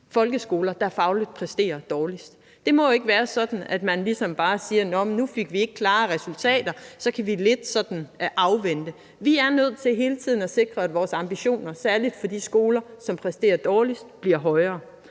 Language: Danish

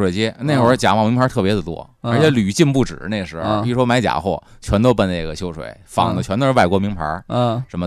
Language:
Chinese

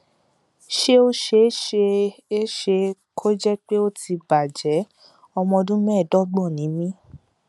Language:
Yoruba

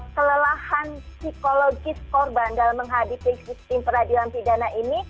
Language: Indonesian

